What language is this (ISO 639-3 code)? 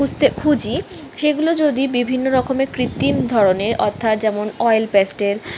ben